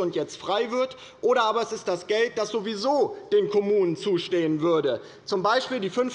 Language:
German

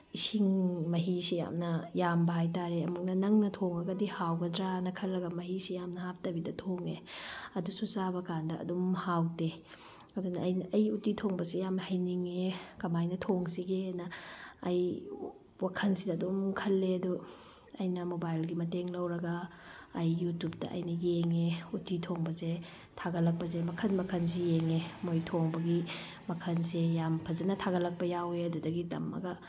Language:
Manipuri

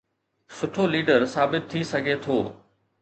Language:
Sindhi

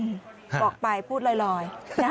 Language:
Thai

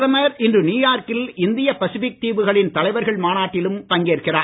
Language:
Tamil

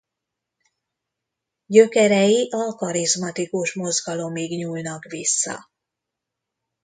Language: Hungarian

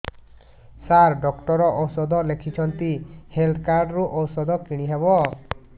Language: Odia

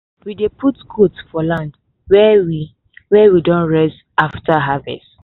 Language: Nigerian Pidgin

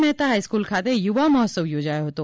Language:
Gujarati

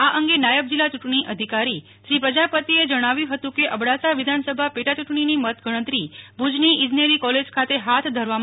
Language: Gujarati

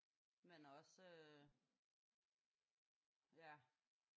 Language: Danish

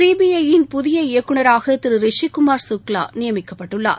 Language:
Tamil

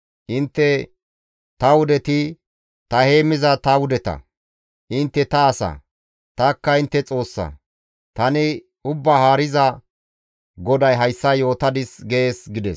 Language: Gamo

